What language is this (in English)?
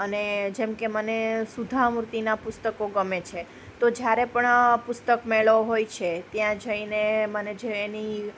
Gujarati